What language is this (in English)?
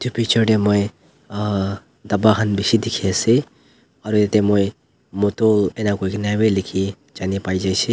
Naga Pidgin